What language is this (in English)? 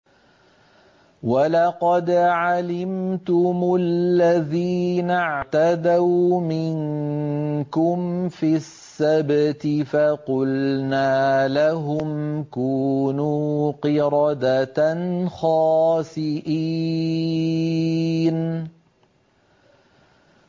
Arabic